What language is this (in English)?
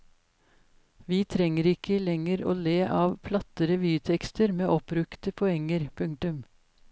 Norwegian